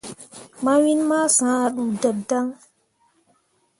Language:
Mundang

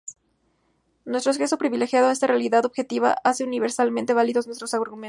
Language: Spanish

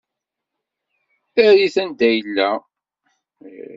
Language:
Kabyle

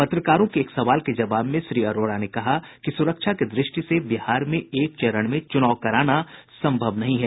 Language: Hindi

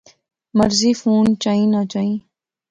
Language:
Pahari-Potwari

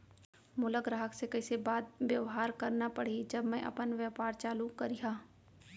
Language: Chhattisgarhi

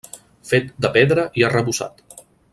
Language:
Catalan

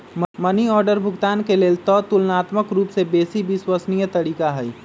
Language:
Magahi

